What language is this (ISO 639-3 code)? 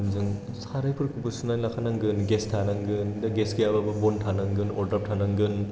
brx